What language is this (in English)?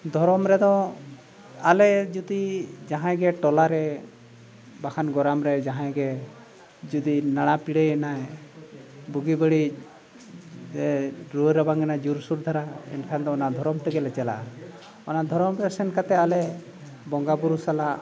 Santali